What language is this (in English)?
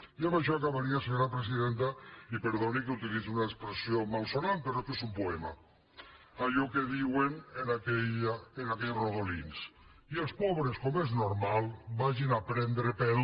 Catalan